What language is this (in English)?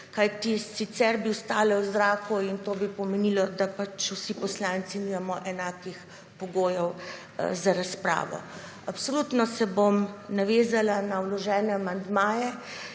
Slovenian